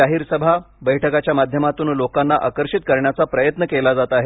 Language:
Marathi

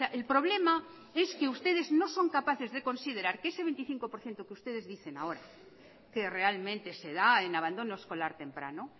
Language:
Spanish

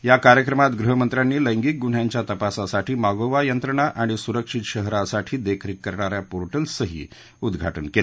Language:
Marathi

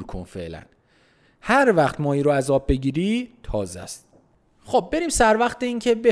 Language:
Persian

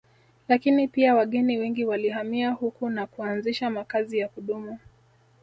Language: Swahili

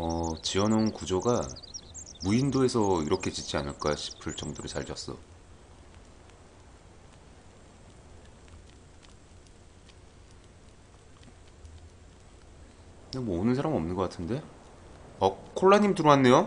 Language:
Korean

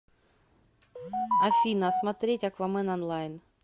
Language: Russian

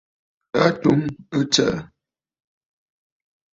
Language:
Bafut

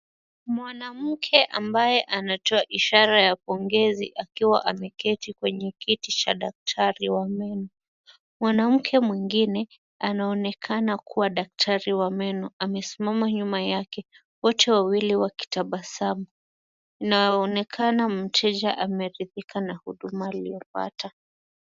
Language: Swahili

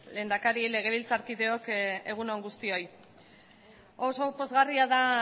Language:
Basque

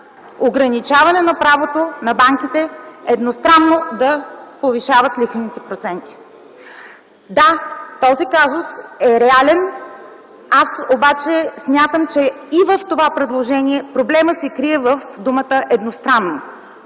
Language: Bulgarian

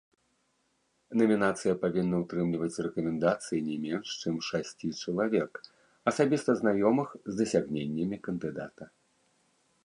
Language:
Belarusian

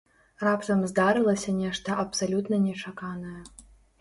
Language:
Belarusian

